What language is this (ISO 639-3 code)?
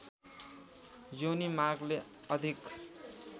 nep